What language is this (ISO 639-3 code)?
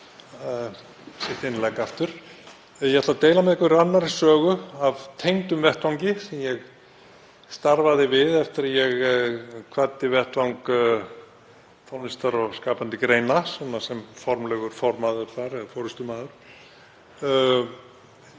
isl